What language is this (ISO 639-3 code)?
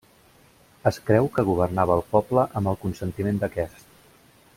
cat